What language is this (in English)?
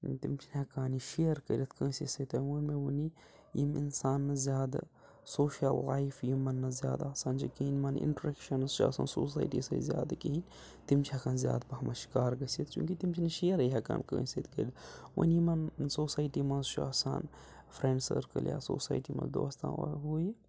Kashmiri